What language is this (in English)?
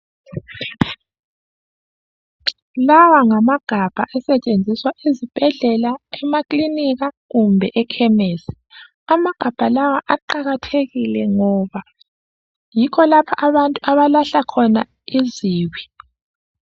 North Ndebele